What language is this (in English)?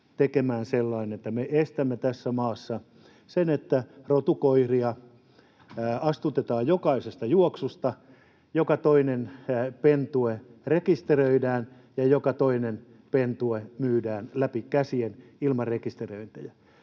Finnish